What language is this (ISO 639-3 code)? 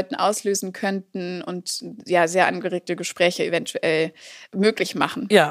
deu